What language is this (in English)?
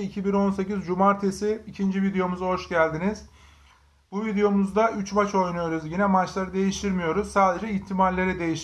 Turkish